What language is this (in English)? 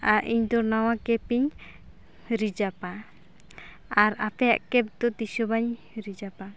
Santali